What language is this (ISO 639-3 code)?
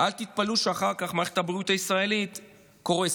heb